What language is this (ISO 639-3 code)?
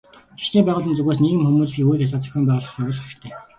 mon